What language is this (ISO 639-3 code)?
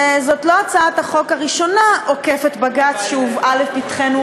heb